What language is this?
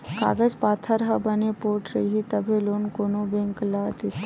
Chhattisgarhi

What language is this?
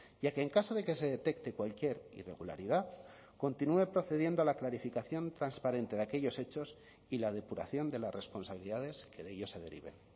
Spanish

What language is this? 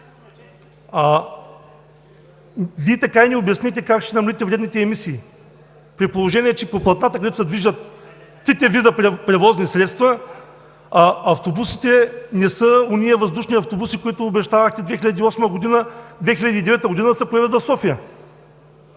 Bulgarian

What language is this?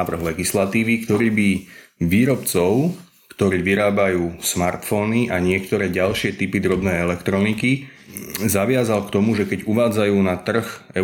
Slovak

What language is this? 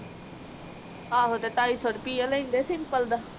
Punjabi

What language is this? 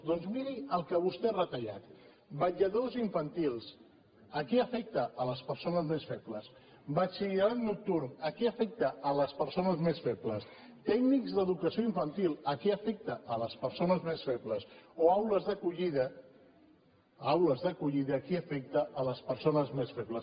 Catalan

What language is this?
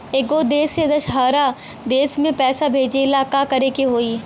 Bhojpuri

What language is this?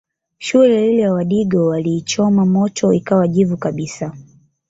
Swahili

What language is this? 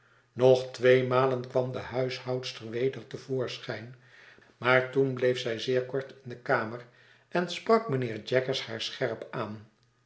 Dutch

